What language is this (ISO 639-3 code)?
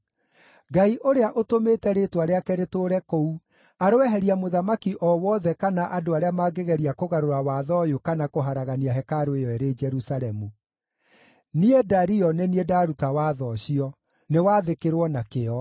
kik